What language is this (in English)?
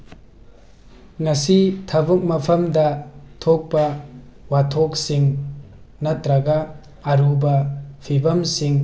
Manipuri